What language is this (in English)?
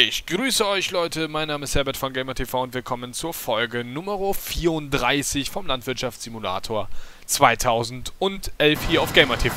German